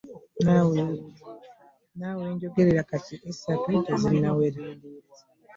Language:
Ganda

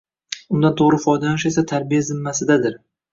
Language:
Uzbek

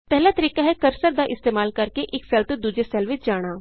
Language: Punjabi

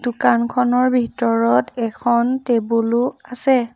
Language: Assamese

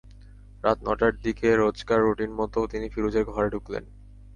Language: Bangla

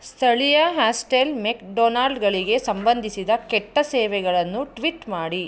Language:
Kannada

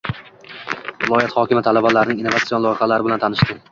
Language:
Uzbek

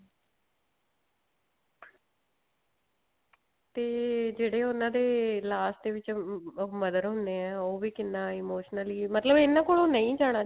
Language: Punjabi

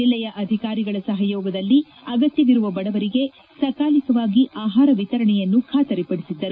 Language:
Kannada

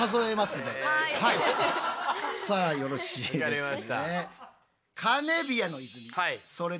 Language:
Japanese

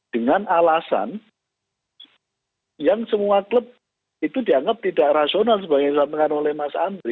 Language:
Indonesian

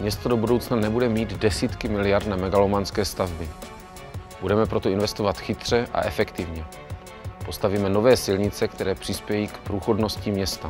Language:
Czech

